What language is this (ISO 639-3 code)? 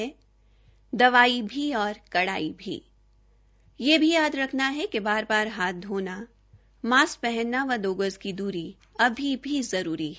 hin